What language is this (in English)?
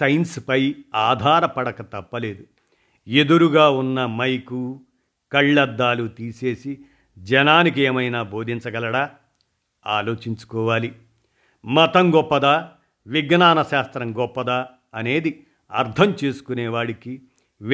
Telugu